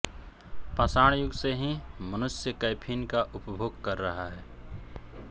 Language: Hindi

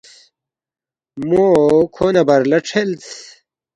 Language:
Balti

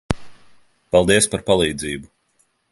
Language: Latvian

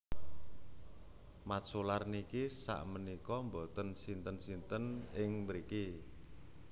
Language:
Javanese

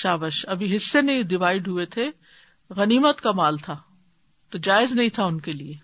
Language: Urdu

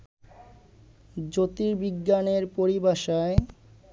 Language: Bangla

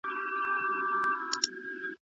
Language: Pashto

